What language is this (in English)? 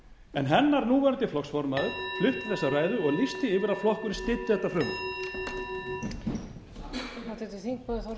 Icelandic